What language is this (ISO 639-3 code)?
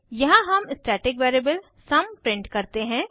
hin